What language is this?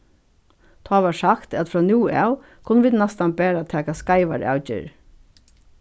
Faroese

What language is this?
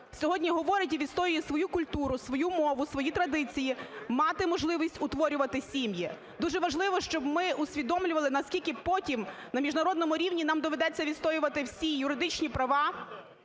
Ukrainian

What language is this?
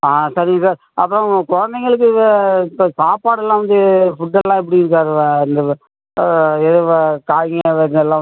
Tamil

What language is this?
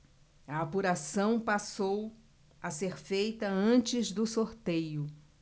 Portuguese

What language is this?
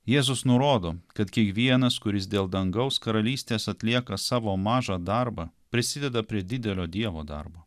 Lithuanian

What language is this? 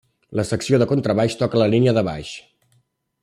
Catalan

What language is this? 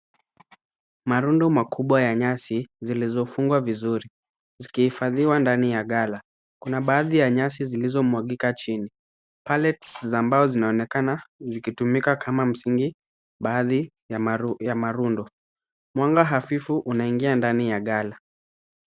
Swahili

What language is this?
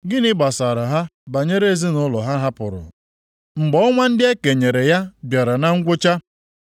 Igbo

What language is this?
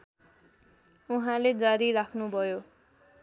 Nepali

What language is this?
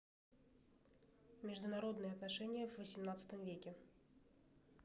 Russian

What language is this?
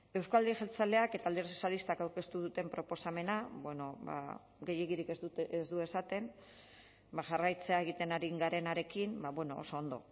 Basque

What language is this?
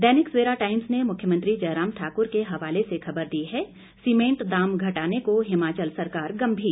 Hindi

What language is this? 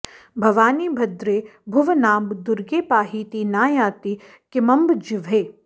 Sanskrit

